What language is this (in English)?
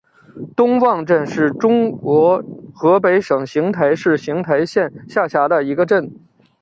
Chinese